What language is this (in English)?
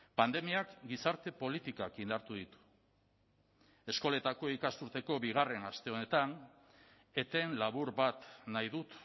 Basque